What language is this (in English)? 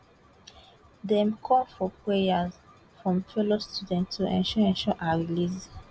Nigerian Pidgin